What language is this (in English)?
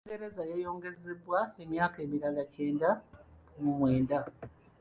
Ganda